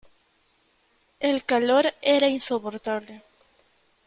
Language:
Spanish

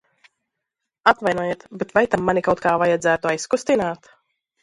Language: Latvian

